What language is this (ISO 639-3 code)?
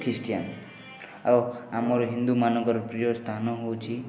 ori